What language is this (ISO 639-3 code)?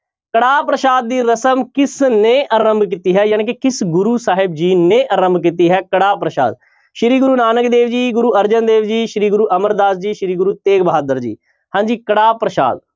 pan